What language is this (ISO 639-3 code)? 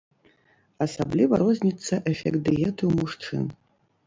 bel